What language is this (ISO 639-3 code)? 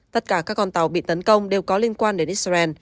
vie